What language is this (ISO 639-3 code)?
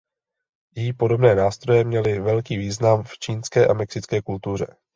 ces